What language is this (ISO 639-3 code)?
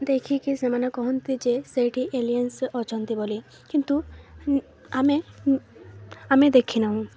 ori